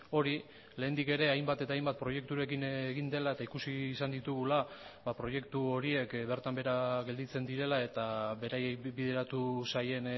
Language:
Basque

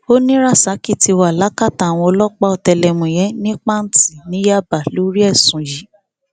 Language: Yoruba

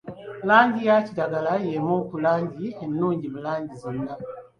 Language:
Ganda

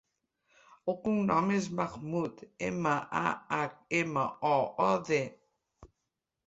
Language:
Catalan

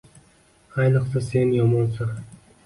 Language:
Uzbek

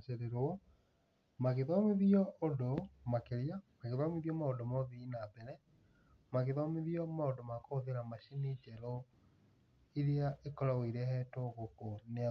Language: Kikuyu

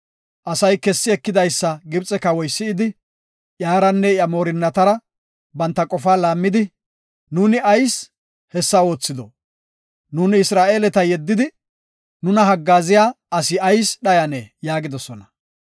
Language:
Gofa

